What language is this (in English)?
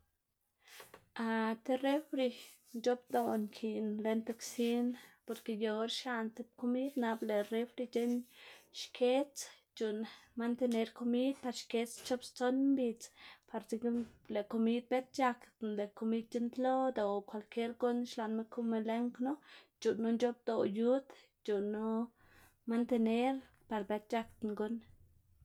Xanaguía Zapotec